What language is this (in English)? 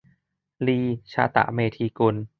Thai